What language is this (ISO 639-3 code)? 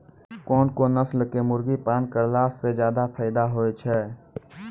mai